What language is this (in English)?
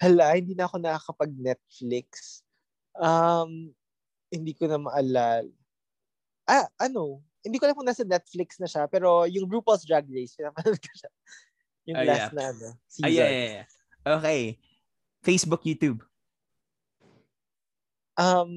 Filipino